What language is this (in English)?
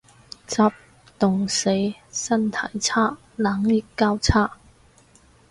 Cantonese